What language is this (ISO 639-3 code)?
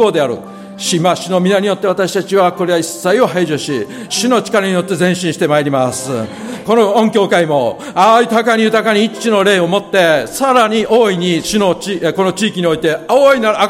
jpn